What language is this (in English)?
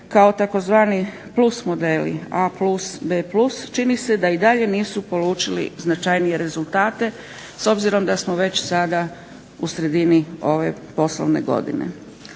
Croatian